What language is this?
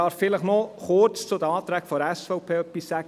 Swiss German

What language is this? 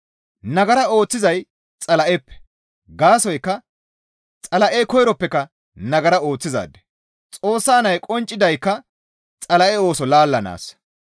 Gamo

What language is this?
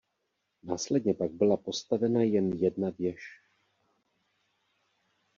Czech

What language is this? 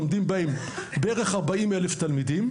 Hebrew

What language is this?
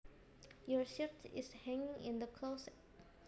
Javanese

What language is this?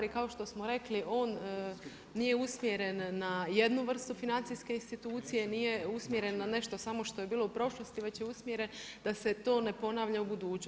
Croatian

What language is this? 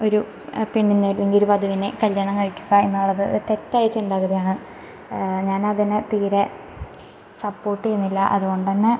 Malayalam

